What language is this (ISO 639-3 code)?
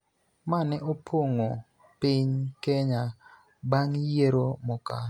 luo